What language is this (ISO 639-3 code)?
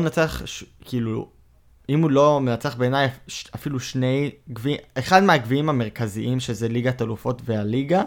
heb